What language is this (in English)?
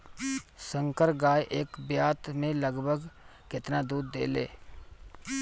Bhojpuri